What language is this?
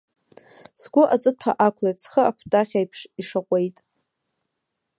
Abkhazian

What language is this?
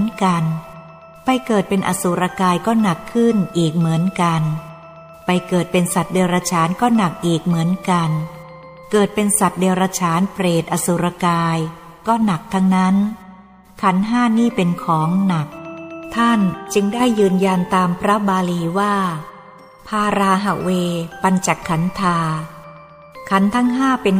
Thai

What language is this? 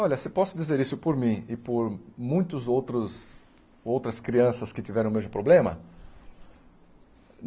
Portuguese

